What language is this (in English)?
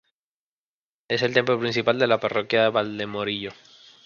Spanish